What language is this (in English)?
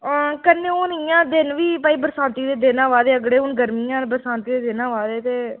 Dogri